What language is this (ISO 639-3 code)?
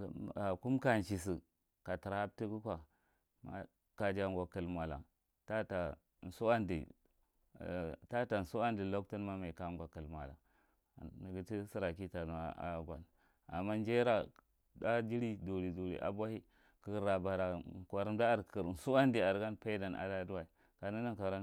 mrt